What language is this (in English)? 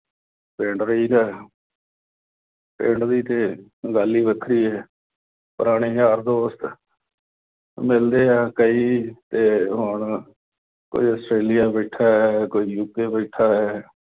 Punjabi